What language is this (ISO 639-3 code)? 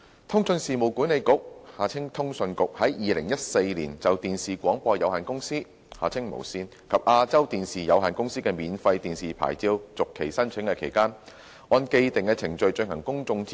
yue